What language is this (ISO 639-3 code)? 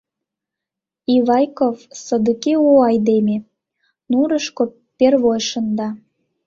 chm